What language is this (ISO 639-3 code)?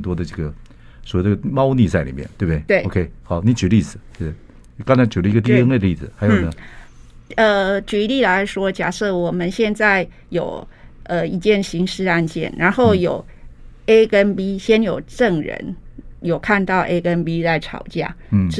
zho